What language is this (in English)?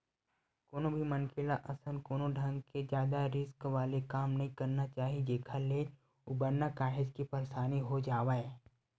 Chhattisgarhi